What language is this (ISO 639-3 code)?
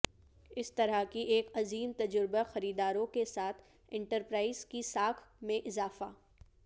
urd